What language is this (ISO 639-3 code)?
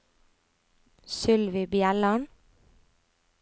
nor